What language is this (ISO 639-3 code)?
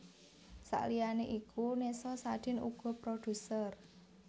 jav